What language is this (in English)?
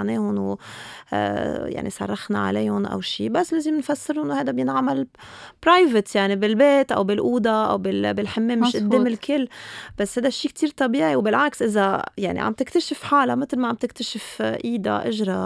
Arabic